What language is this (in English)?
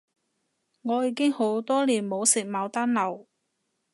Cantonese